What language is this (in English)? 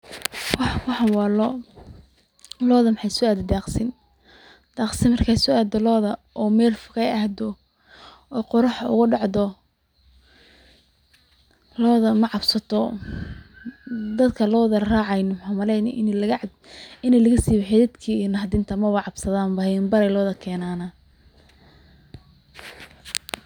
Somali